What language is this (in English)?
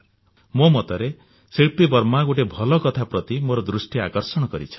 Odia